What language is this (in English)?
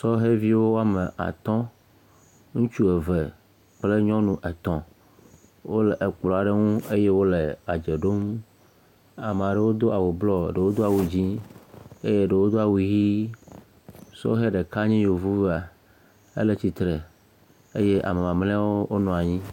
Ewe